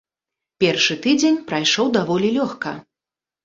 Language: Belarusian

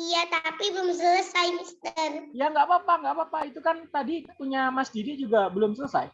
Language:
Indonesian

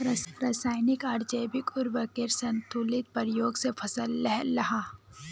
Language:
Magahi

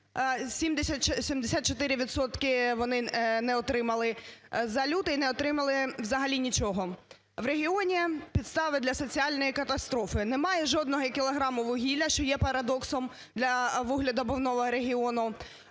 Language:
Ukrainian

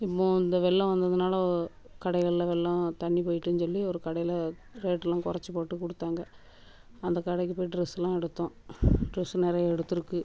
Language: Tamil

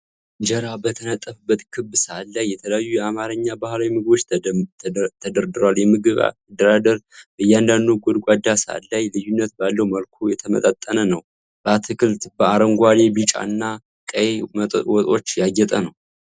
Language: Amharic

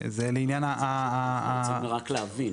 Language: Hebrew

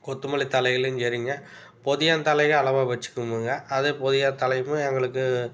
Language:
Tamil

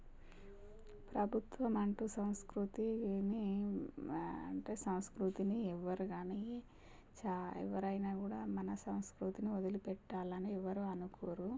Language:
Telugu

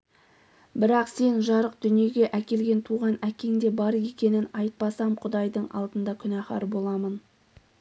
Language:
Kazakh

